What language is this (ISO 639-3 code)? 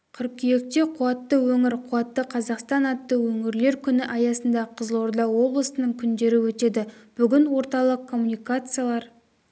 kaz